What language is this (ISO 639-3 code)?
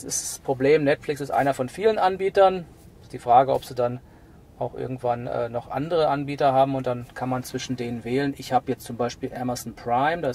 deu